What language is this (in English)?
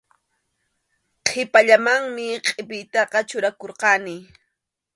Arequipa-La Unión Quechua